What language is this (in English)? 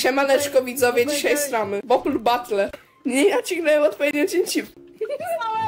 Polish